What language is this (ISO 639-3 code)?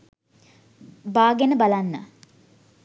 sin